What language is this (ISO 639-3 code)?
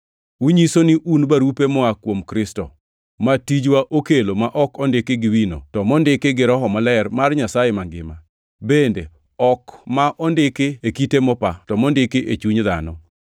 luo